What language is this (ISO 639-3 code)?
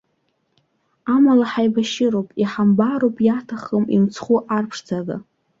abk